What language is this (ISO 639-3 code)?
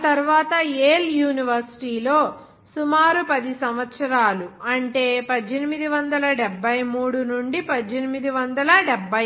tel